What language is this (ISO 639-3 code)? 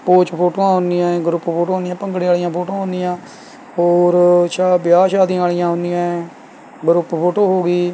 pan